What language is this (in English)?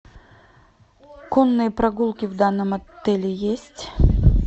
Russian